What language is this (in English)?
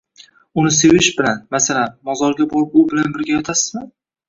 Uzbek